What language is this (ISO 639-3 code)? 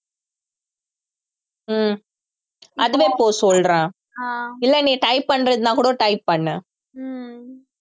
tam